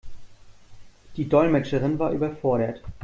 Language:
German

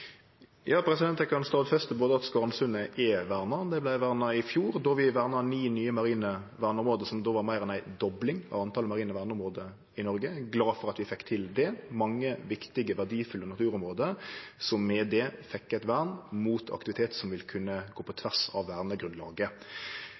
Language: Norwegian Nynorsk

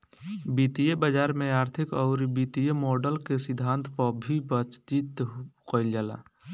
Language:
Bhojpuri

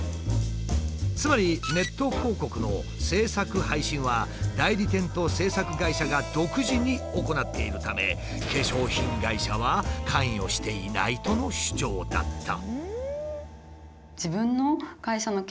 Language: Japanese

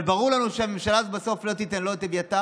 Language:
Hebrew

